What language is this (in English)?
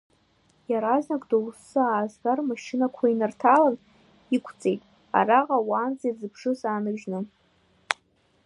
Abkhazian